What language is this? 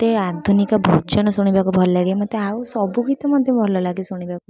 Odia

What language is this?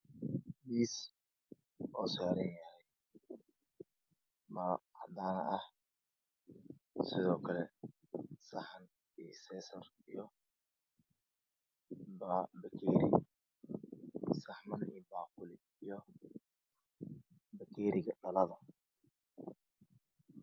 Somali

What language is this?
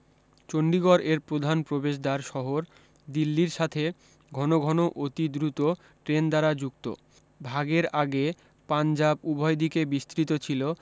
Bangla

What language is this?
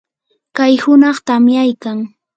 Yanahuanca Pasco Quechua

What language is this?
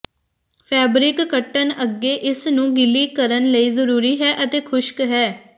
Punjabi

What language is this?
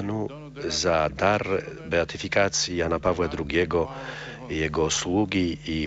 Polish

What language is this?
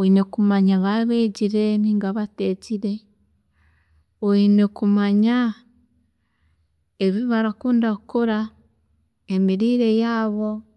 Chiga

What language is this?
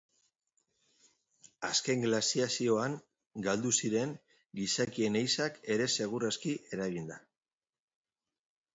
Basque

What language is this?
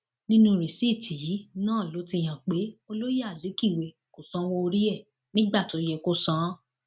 Yoruba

